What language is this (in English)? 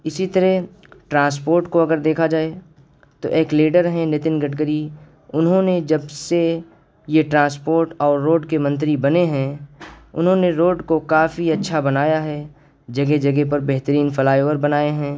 Urdu